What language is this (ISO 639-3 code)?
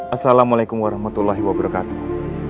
ind